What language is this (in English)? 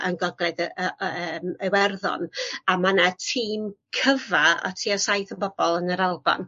Welsh